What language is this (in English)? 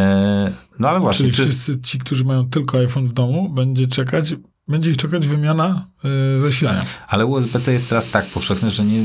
Polish